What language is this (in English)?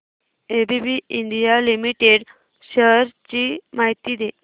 Marathi